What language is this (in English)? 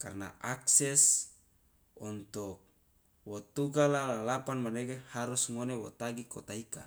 Loloda